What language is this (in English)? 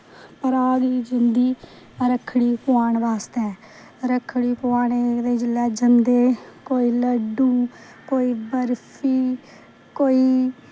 Dogri